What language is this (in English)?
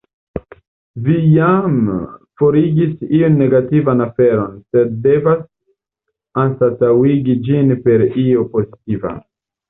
Esperanto